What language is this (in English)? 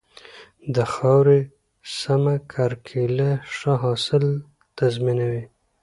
Pashto